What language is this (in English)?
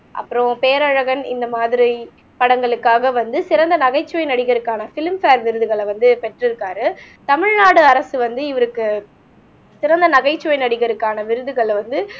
Tamil